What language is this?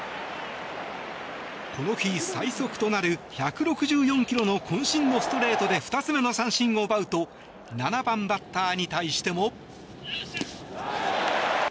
Japanese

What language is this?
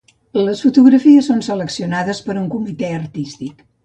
Catalan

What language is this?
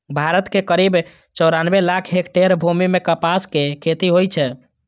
Maithili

